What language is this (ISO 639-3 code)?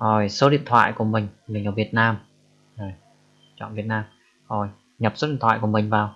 vie